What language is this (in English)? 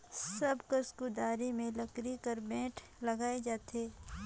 Chhattisgarhi